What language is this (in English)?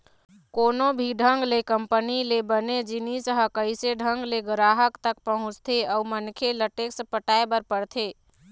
Chhattisgarhi